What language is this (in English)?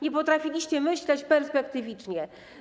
Polish